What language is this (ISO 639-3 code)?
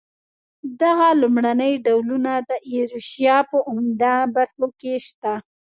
pus